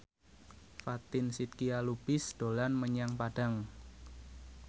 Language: Javanese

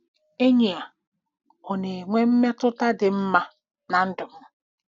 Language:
Igbo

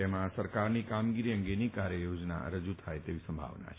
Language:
Gujarati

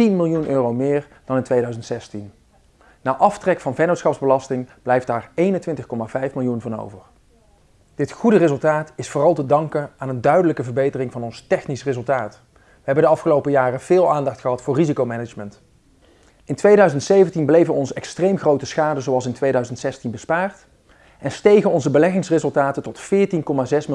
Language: Dutch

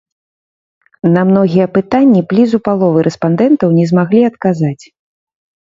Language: Belarusian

